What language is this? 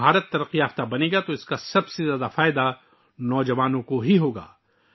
Urdu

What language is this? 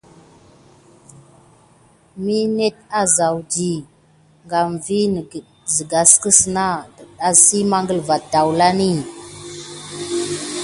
Gidar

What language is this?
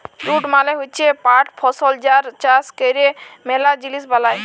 Bangla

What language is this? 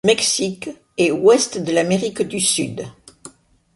French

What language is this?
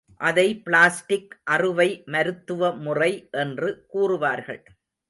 Tamil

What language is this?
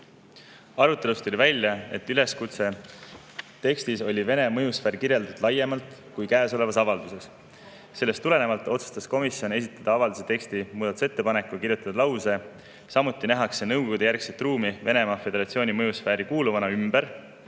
Estonian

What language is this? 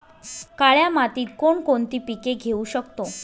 Marathi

